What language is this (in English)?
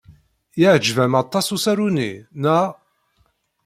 Kabyle